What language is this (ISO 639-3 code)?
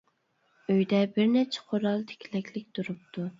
uig